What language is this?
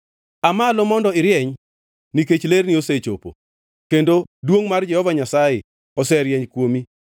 Luo (Kenya and Tanzania)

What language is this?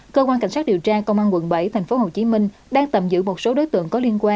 Vietnamese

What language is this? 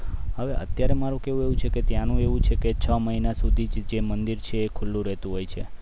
Gujarati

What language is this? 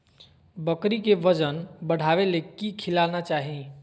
Magahi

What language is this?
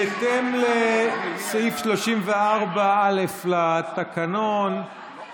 Hebrew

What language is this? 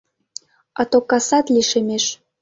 Mari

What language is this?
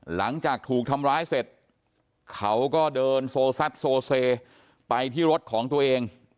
Thai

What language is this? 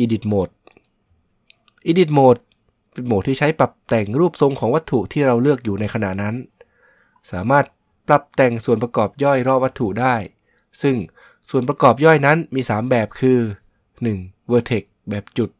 Thai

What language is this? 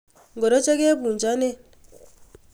Kalenjin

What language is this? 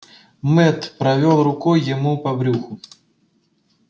Russian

